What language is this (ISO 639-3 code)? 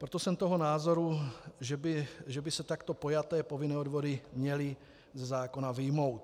ces